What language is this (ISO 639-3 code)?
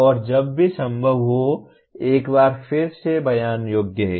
hin